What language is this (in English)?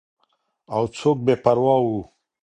Pashto